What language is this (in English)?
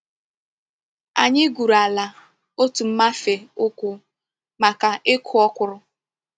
Igbo